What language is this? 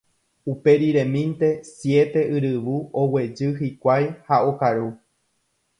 Guarani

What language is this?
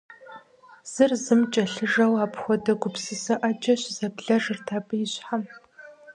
Kabardian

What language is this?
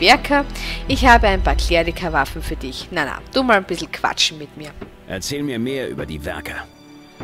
German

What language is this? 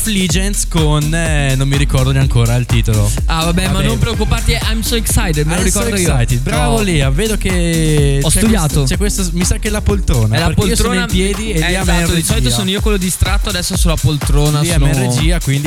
Italian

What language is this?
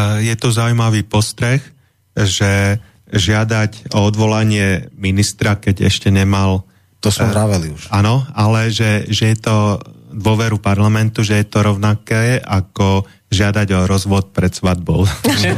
Slovak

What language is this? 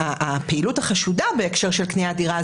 Hebrew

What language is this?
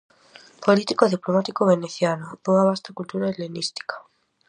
Galician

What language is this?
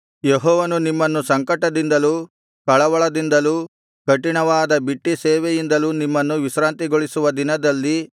Kannada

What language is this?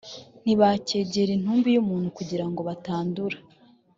Kinyarwanda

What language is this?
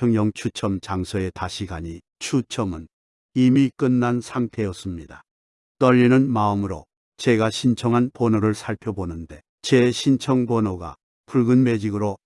Korean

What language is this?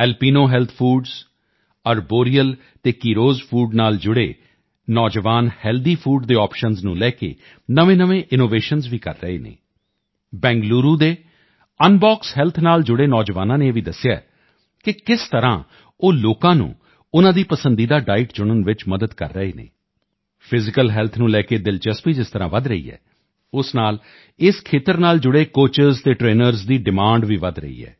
Punjabi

